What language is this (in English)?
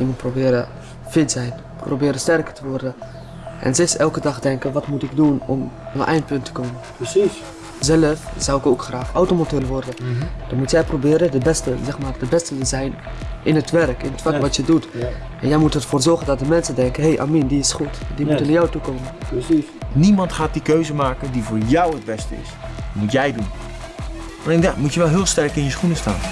Dutch